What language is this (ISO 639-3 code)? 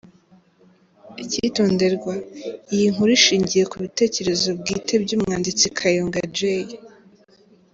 kin